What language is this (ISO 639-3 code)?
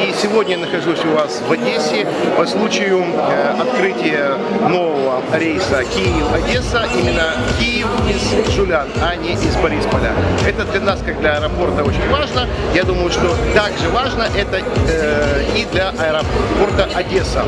rus